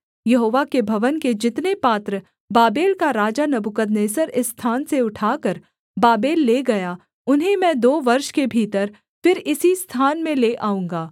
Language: Hindi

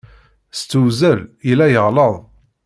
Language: Kabyle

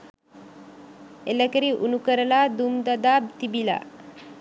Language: Sinhala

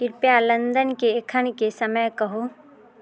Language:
Maithili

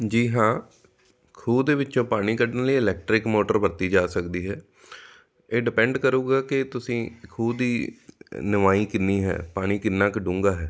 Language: Punjabi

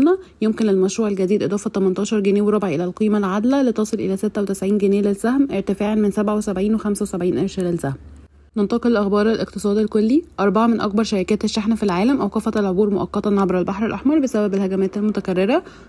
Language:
Arabic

